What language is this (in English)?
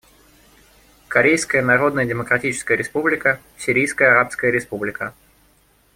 Russian